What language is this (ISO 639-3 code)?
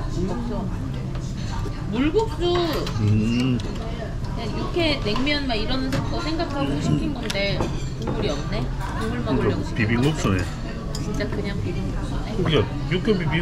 kor